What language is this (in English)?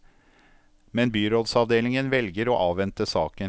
Norwegian